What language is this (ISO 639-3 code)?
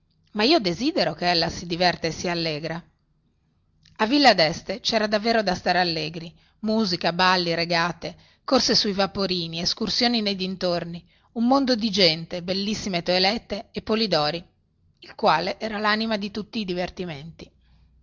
ita